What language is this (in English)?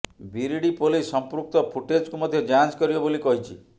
Odia